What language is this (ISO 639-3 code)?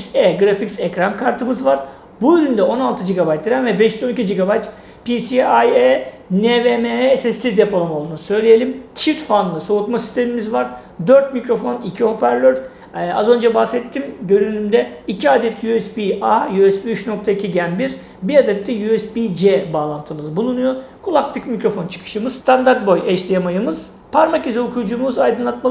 tur